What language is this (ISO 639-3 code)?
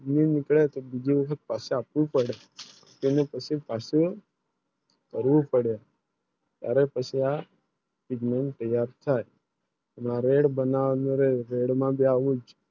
guj